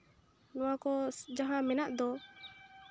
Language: Santali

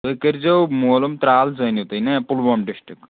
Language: Kashmiri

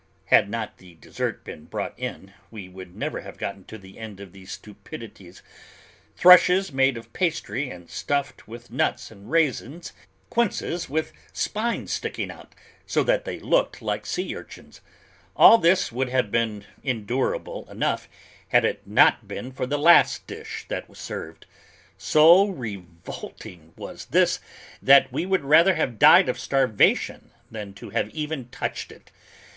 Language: English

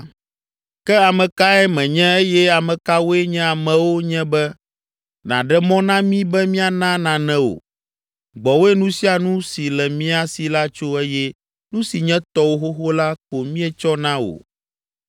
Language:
Ewe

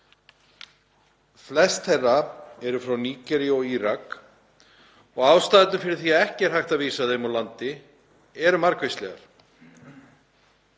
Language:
Icelandic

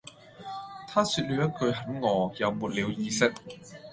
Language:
Cantonese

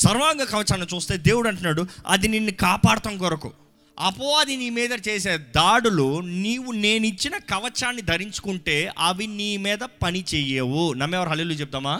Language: Telugu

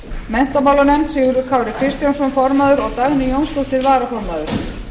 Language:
Icelandic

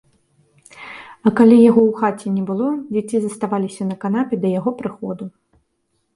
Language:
Belarusian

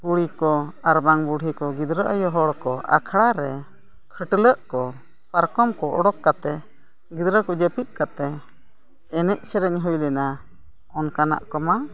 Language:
Santali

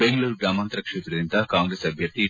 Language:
Kannada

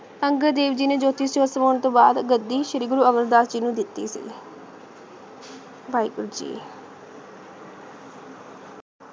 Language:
Punjabi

